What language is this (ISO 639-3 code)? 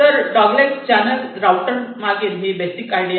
mar